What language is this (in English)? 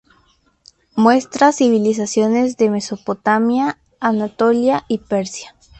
Spanish